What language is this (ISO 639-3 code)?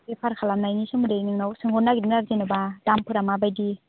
brx